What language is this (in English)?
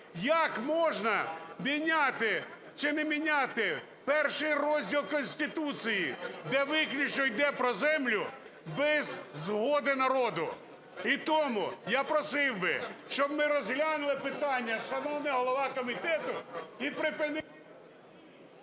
Ukrainian